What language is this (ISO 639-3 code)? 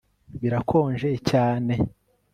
kin